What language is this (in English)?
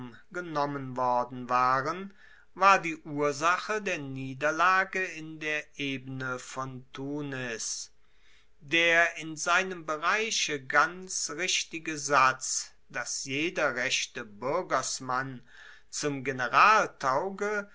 German